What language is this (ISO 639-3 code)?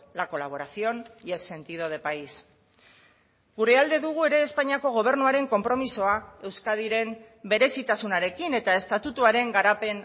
eus